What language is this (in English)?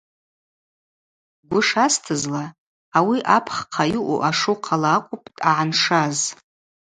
Abaza